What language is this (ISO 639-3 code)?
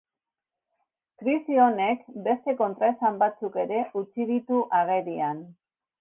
eus